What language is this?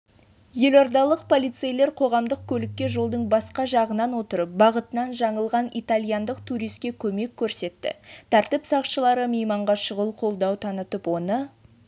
Kazakh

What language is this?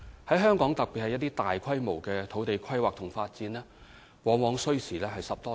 Cantonese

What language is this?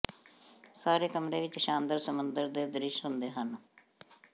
Punjabi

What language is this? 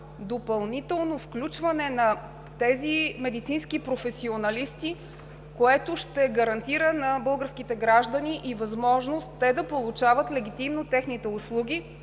Bulgarian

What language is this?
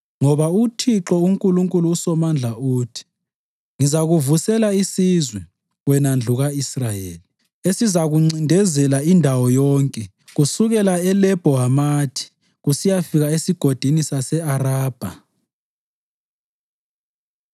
North Ndebele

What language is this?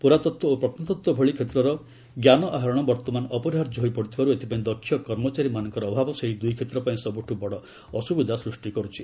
Odia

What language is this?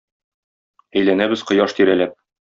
Tatar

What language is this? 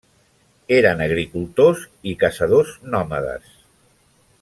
Catalan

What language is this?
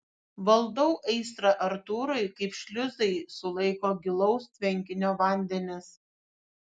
Lithuanian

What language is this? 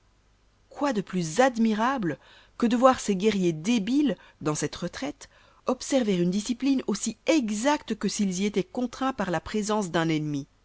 French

